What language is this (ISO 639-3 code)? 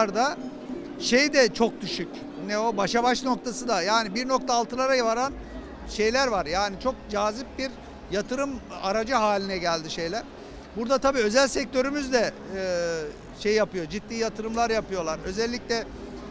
tur